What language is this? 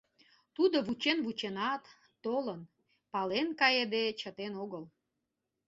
Mari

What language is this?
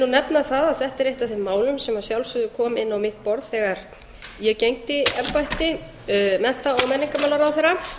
Icelandic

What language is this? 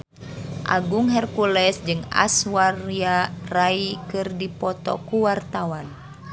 Sundanese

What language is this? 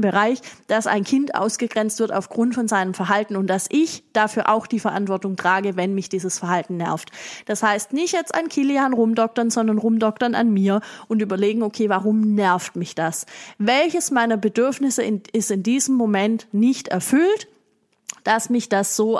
German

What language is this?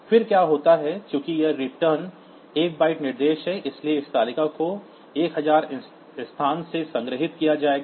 Hindi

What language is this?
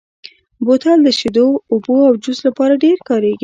Pashto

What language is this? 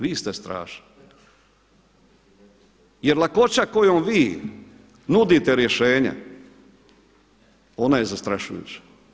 Croatian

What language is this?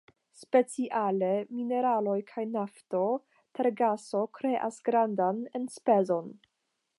Esperanto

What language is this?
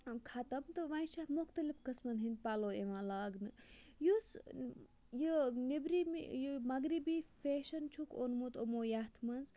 Kashmiri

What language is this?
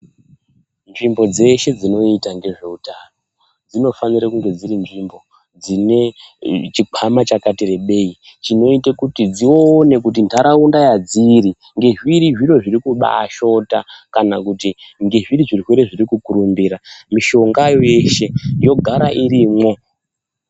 Ndau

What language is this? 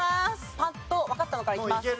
Japanese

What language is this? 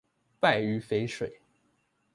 Chinese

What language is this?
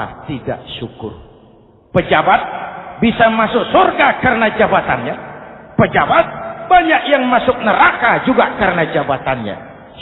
Indonesian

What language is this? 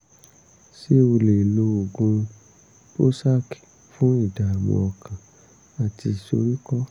Yoruba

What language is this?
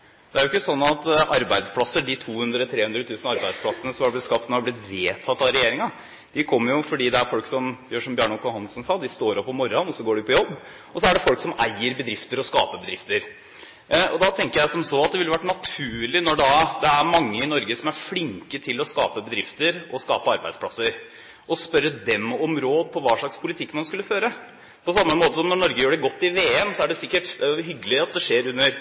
Norwegian Bokmål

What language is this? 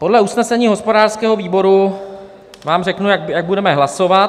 Czech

